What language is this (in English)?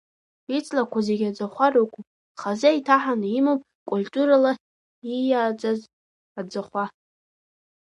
Abkhazian